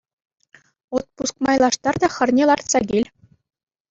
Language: Chuvash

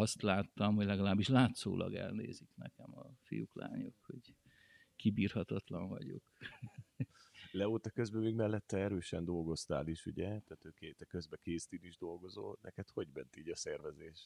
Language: Hungarian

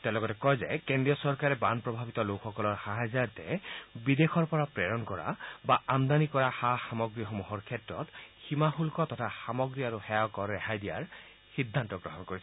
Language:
Assamese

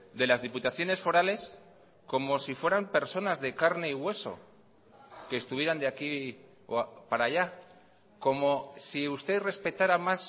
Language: Spanish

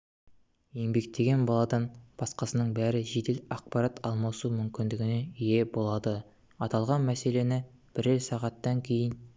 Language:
Kazakh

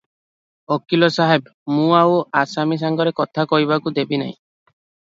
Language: Odia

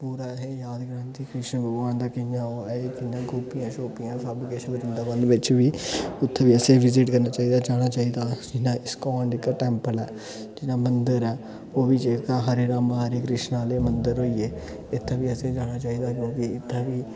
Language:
Dogri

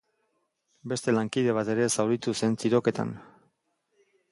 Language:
Basque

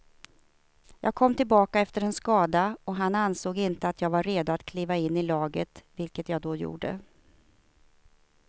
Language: Swedish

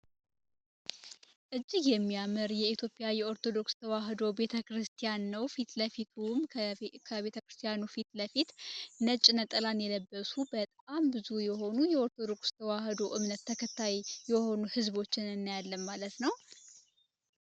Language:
Amharic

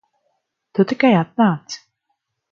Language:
Latvian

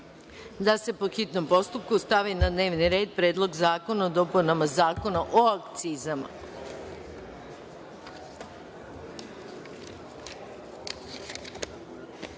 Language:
Serbian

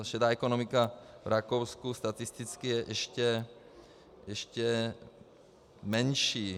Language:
Czech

